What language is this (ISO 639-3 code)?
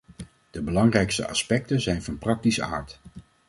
nld